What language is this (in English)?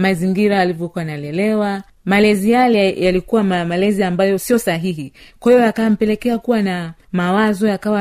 Swahili